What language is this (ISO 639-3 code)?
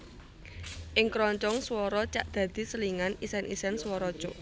jav